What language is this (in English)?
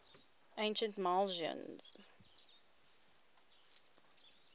English